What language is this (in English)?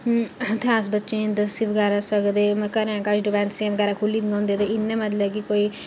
Dogri